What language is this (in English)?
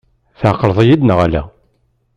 Kabyle